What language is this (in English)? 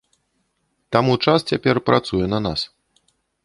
Belarusian